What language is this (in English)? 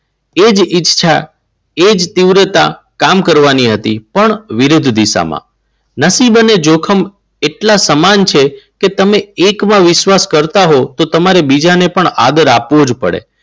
Gujarati